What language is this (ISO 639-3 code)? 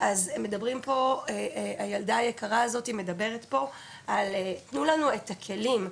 heb